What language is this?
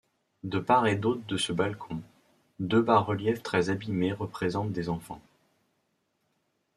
French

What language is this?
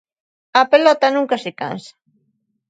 Galician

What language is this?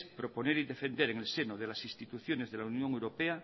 Spanish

